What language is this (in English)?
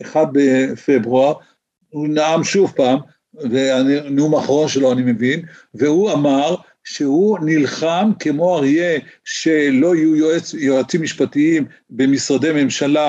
Hebrew